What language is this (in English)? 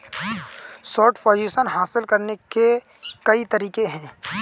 Hindi